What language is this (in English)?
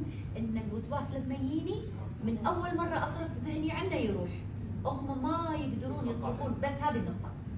Arabic